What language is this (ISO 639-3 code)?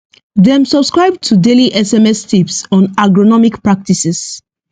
pcm